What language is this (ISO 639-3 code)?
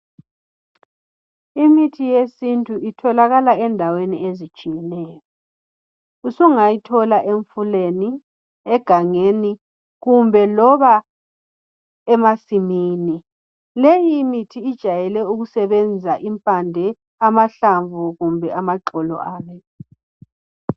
nde